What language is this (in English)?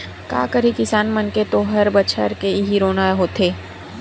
Chhattisgarhi